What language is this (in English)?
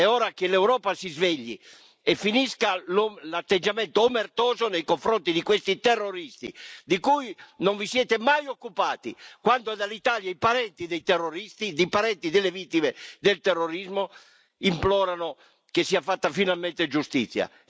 Italian